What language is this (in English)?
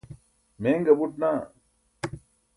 Burushaski